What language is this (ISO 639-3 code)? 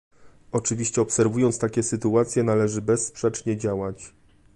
pol